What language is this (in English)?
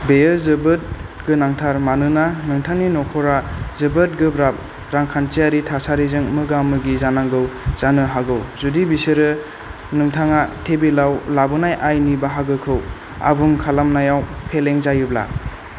Bodo